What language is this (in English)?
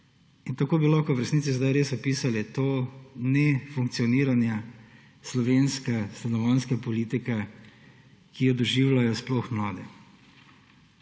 Slovenian